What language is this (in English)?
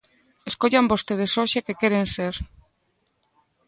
Galician